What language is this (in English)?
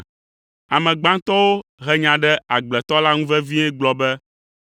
Ewe